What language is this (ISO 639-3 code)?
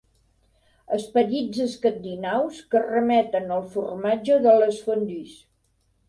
cat